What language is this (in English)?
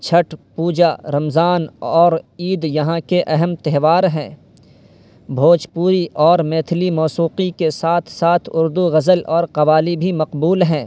Urdu